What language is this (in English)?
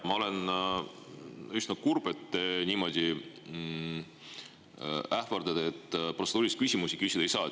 Estonian